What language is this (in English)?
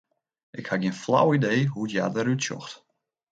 Western Frisian